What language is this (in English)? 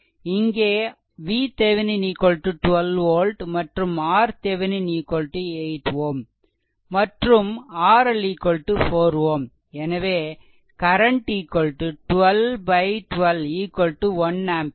Tamil